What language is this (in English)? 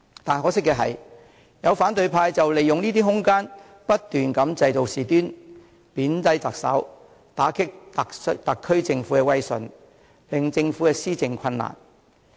Cantonese